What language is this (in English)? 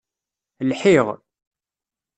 Kabyle